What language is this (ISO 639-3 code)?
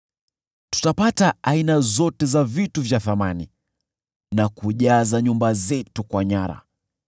swa